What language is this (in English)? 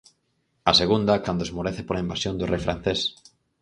Galician